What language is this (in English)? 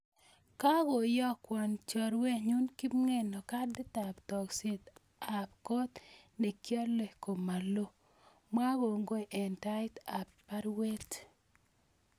Kalenjin